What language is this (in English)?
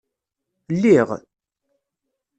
Kabyle